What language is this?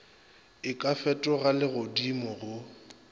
Northern Sotho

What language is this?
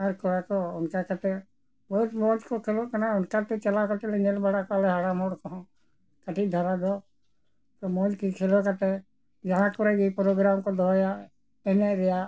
Santali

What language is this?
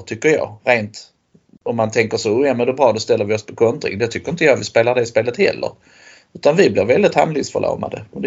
Swedish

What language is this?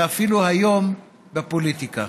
Hebrew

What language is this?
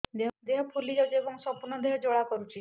Odia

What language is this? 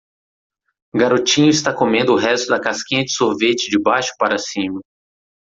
Portuguese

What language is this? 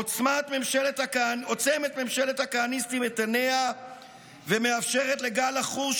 Hebrew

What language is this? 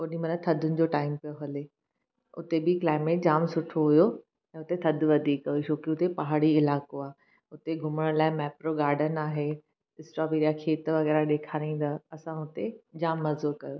Sindhi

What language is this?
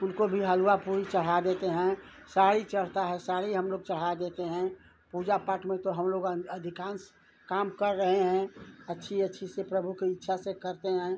Hindi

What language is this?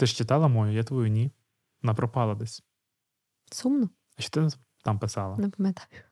Ukrainian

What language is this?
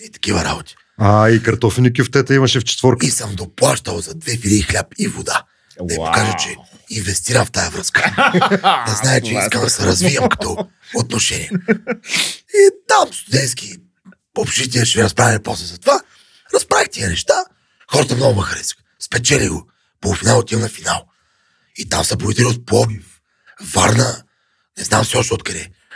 Bulgarian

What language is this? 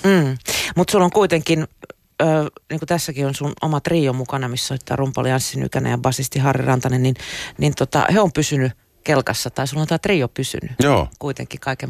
Finnish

